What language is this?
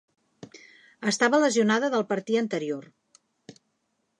Catalan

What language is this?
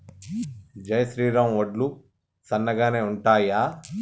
Telugu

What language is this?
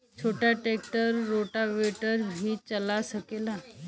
Bhojpuri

